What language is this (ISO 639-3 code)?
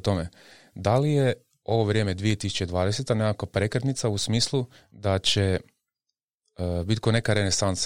hrv